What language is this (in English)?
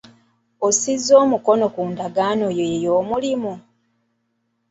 Ganda